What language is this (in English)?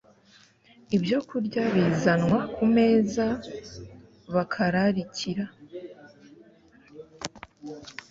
Kinyarwanda